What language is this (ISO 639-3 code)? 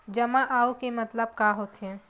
hne